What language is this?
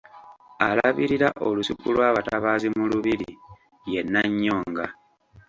Ganda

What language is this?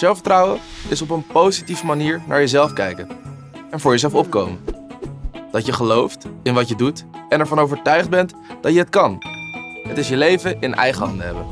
Dutch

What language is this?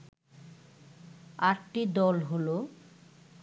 Bangla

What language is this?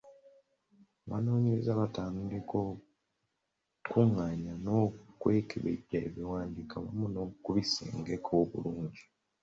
Ganda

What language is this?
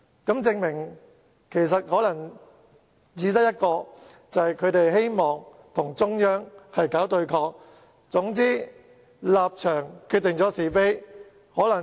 Cantonese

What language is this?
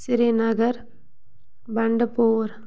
Kashmiri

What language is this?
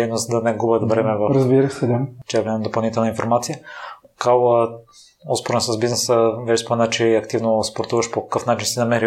Bulgarian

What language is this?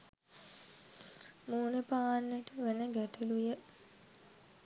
Sinhala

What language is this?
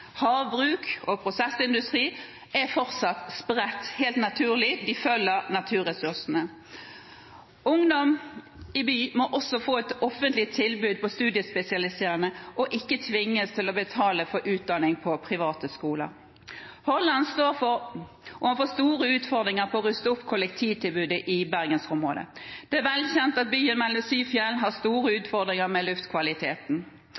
Norwegian Bokmål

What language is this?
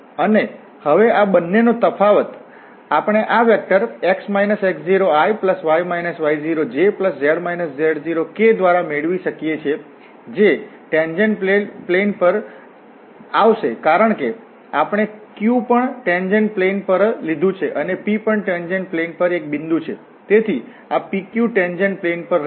Gujarati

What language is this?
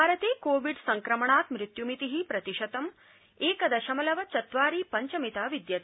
Sanskrit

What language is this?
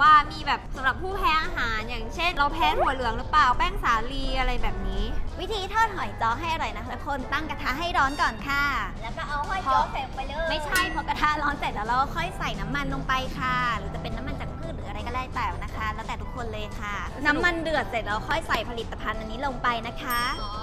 Thai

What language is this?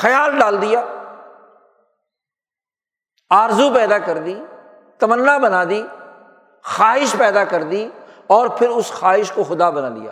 Urdu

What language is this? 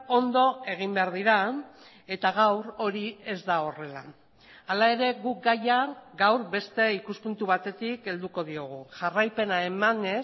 Basque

